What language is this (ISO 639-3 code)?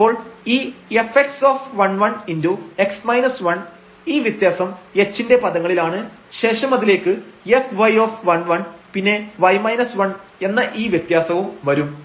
mal